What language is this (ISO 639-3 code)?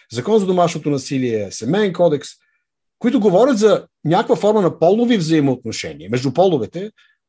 bul